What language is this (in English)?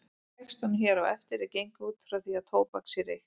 Icelandic